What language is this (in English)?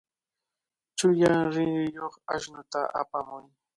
Cajatambo North Lima Quechua